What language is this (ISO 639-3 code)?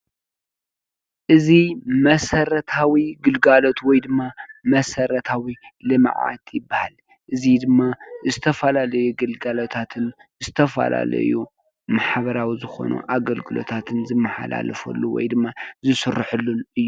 tir